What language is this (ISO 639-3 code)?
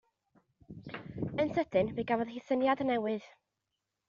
cym